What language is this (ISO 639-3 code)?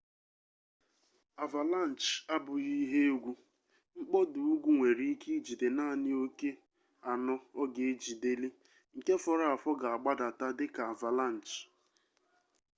ibo